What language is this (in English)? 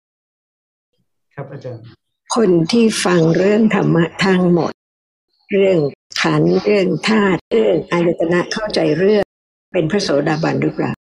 Thai